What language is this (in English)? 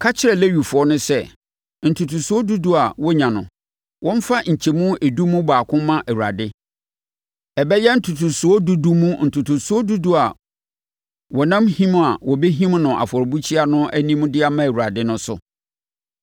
Akan